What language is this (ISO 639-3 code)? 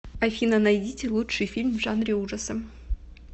rus